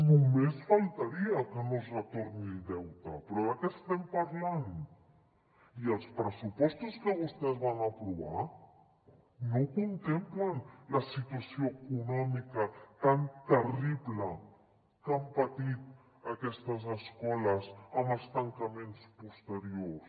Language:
Catalan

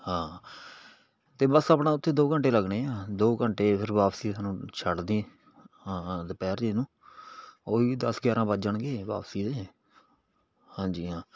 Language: Punjabi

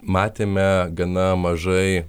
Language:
Lithuanian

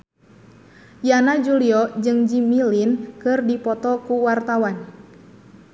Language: Sundanese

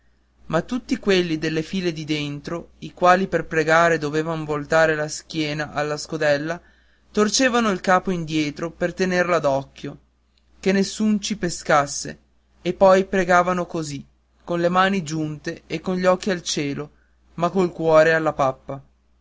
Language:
Italian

